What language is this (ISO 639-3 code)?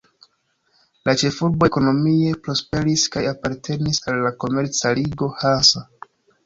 epo